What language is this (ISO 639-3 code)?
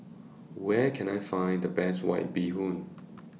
eng